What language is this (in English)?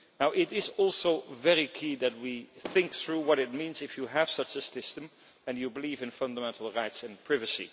English